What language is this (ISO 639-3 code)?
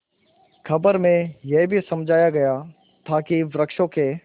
hin